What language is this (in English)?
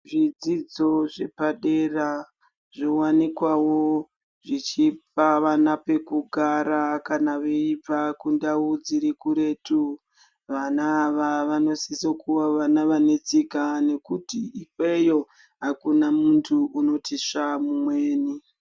Ndau